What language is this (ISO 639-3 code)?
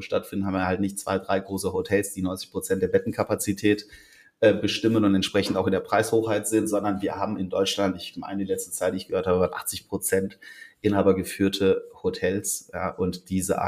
deu